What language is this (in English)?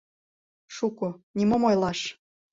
Mari